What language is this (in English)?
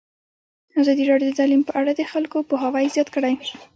Pashto